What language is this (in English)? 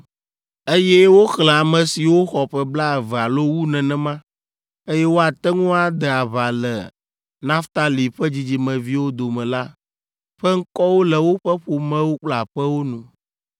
Ewe